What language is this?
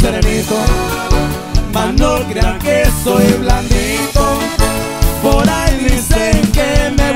Spanish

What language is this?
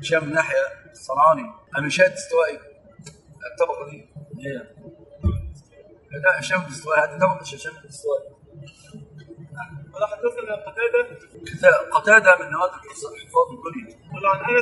Arabic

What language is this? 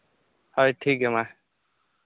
Santali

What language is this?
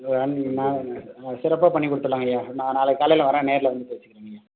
Tamil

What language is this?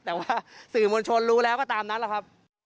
Thai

